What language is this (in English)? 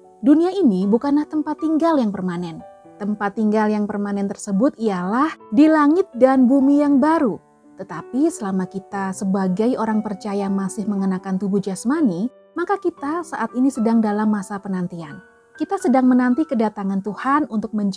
Indonesian